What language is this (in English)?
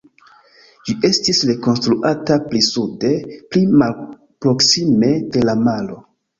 Esperanto